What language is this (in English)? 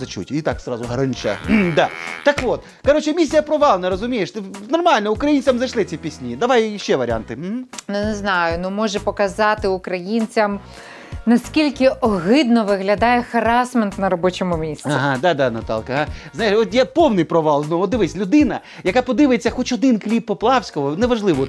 Ukrainian